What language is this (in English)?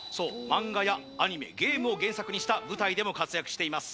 Japanese